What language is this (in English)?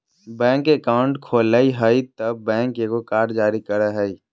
Magahi